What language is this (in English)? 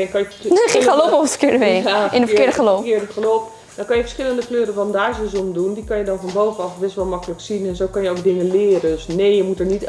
Dutch